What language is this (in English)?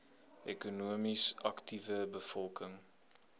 Afrikaans